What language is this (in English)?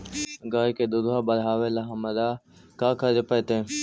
Magahi